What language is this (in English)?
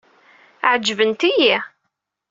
Kabyle